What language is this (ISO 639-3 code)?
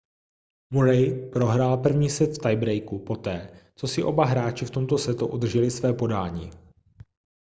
ces